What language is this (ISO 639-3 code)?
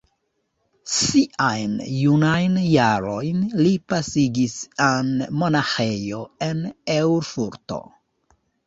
epo